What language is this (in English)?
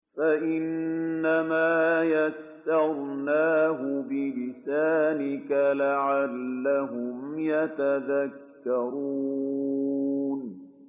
Arabic